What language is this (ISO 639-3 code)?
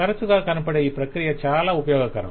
tel